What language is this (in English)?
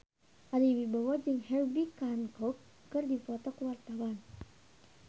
Sundanese